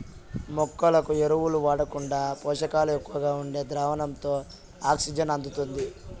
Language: Telugu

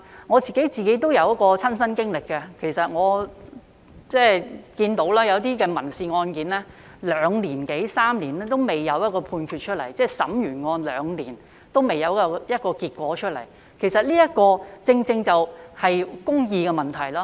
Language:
Cantonese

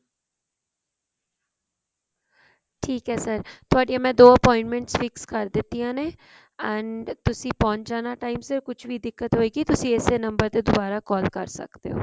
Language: Punjabi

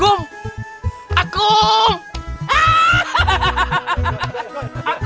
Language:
Indonesian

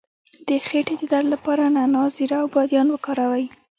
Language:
Pashto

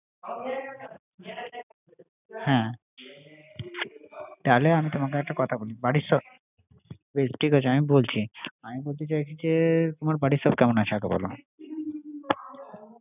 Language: Bangla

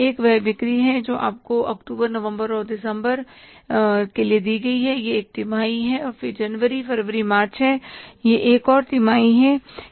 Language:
Hindi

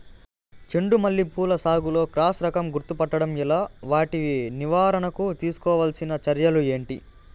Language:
Telugu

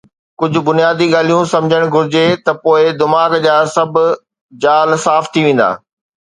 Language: Sindhi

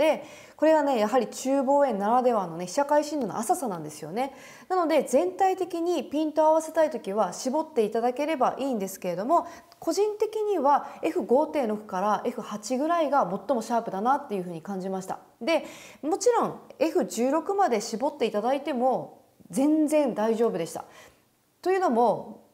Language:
Japanese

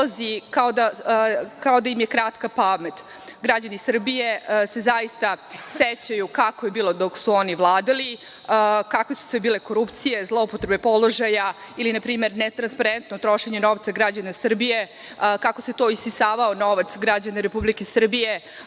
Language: Serbian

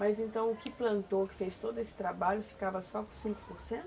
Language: Portuguese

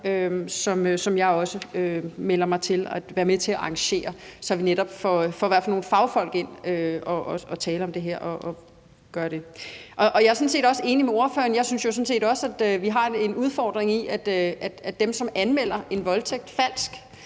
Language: Danish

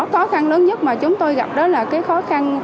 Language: Vietnamese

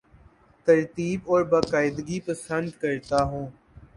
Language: Urdu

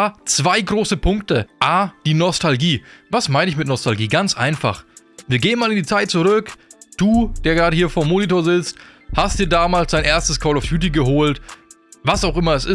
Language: German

